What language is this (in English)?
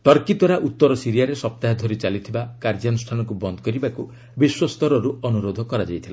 Odia